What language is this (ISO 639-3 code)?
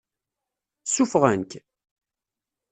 kab